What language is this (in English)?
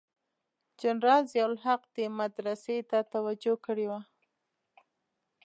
Pashto